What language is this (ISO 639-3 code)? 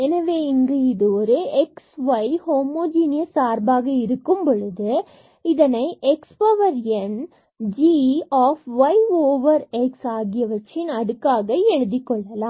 tam